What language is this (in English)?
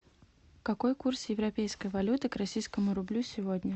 Russian